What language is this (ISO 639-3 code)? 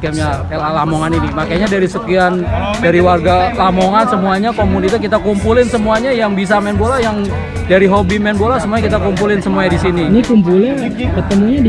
ind